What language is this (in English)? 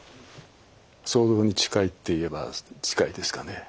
Japanese